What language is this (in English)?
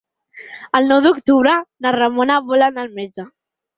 Catalan